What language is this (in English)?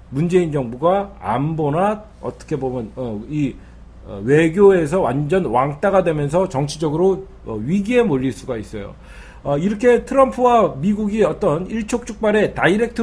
Korean